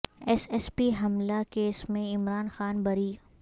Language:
Urdu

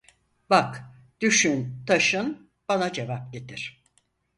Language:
Turkish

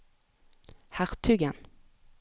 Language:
Norwegian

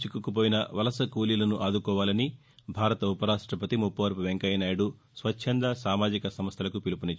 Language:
Telugu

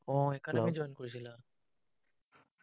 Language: Assamese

